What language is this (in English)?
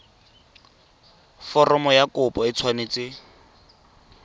Tswana